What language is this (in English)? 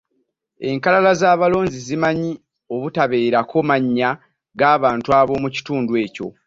Ganda